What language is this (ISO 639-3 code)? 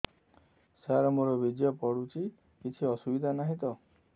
ori